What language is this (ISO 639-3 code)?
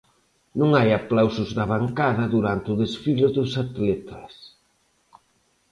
glg